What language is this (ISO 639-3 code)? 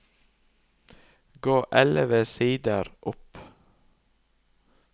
nor